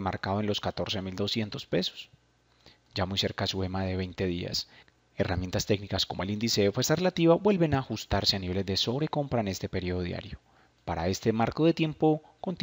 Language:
Spanish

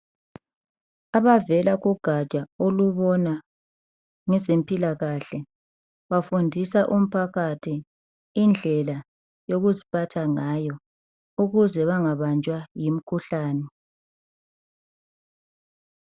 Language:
North Ndebele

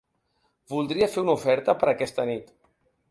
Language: Catalan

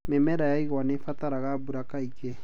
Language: Kikuyu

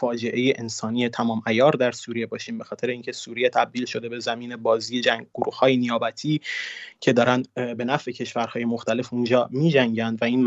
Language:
Persian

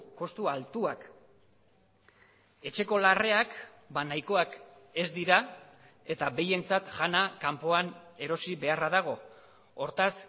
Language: Basque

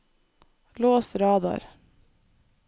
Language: Norwegian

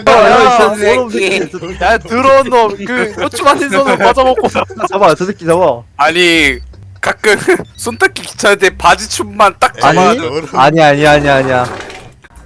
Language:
Korean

